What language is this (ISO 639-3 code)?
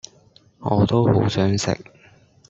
yue